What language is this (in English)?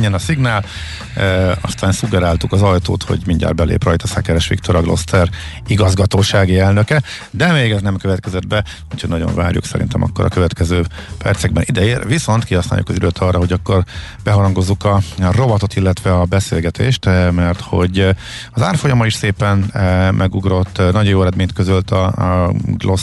Hungarian